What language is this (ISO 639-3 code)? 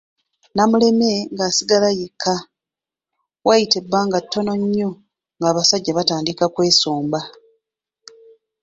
lug